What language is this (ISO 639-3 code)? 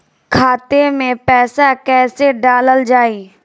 bho